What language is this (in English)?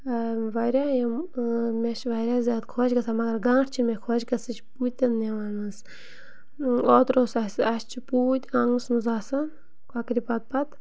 Kashmiri